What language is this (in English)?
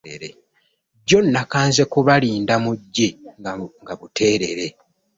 Ganda